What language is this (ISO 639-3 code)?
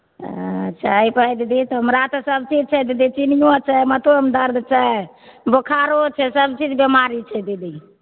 mai